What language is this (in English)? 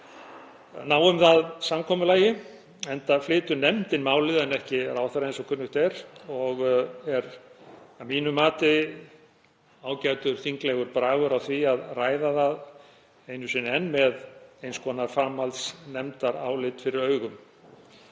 Icelandic